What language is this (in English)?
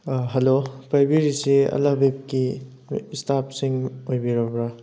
Manipuri